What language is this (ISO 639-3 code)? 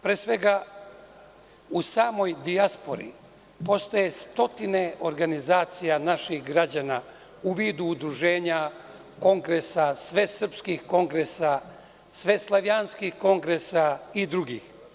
srp